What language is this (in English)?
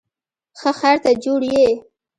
Pashto